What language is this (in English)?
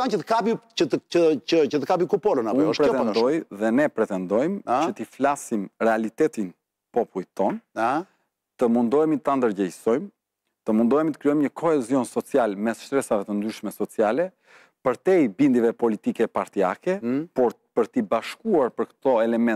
Romanian